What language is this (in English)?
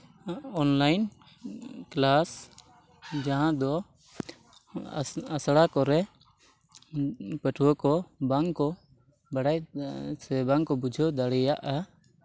Santali